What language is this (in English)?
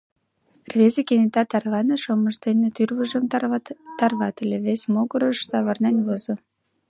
Mari